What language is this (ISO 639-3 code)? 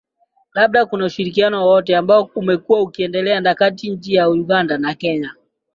swa